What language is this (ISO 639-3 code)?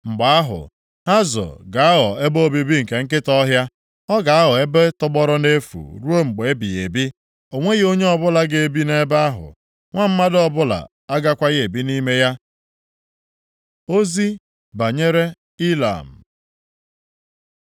ibo